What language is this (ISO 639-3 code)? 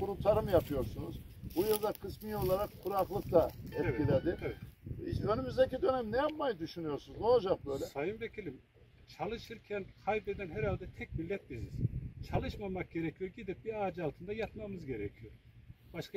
tur